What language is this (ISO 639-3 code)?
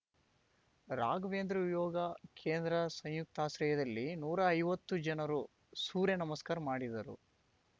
kan